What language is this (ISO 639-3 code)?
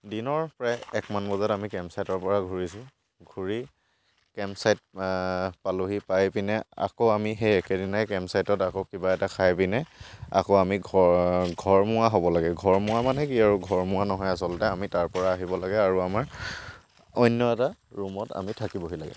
asm